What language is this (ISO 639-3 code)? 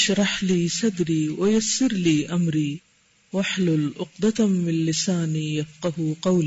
urd